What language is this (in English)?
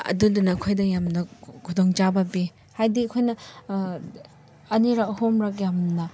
Manipuri